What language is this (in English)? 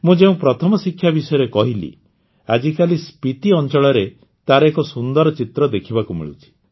Odia